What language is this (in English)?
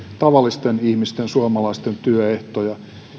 Finnish